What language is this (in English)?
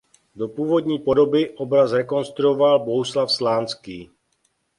Czech